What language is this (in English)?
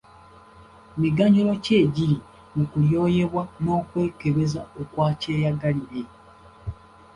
Ganda